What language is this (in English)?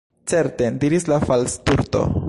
Esperanto